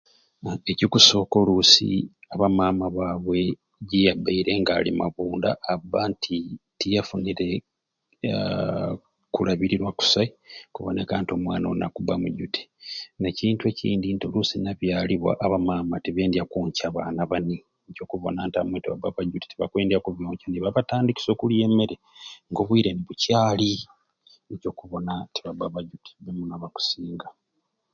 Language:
Ruuli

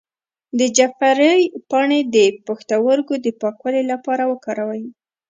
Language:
Pashto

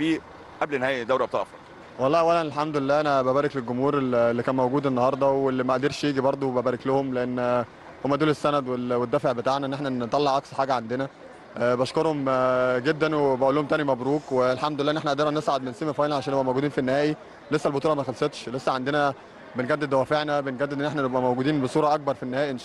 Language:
Arabic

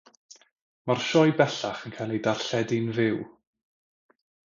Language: Welsh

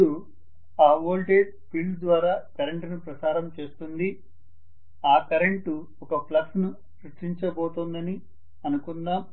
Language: Telugu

